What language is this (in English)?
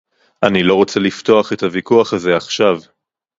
Hebrew